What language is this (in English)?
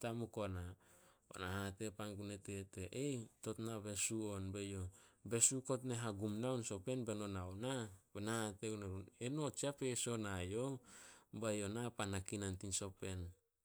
Solos